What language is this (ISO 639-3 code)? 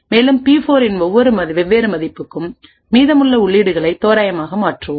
tam